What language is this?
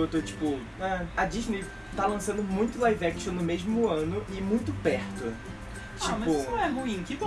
Portuguese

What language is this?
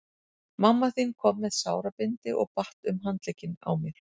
Icelandic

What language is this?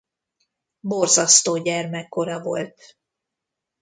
Hungarian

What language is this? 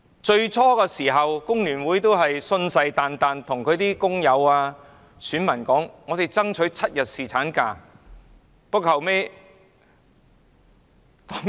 Cantonese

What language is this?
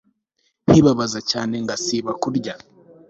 Kinyarwanda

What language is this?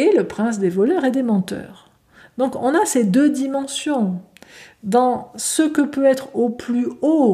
French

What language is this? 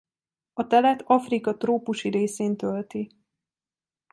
Hungarian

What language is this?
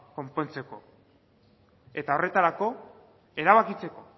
Basque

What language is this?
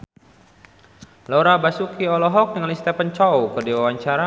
Sundanese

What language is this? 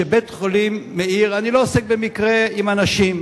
Hebrew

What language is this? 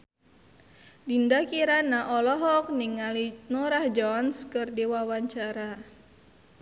Sundanese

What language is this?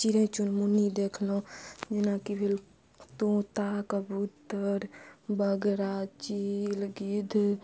Maithili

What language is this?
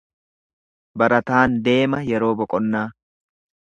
Oromo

